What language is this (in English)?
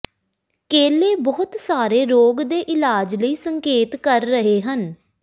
Punjabi